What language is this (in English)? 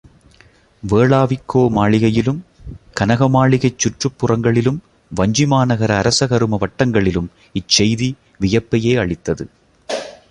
Tamil